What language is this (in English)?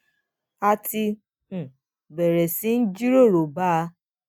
Yoruba